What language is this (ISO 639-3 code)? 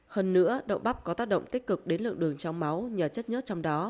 vie